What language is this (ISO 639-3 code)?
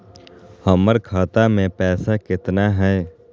mag